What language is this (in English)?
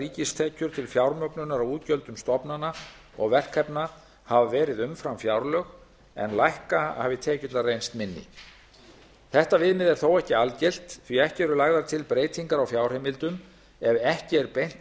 Icelandic